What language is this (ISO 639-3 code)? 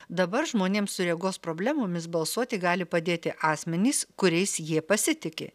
lit